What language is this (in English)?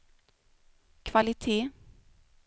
Swedish